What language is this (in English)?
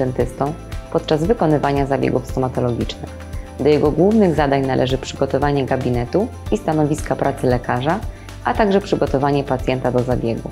Polish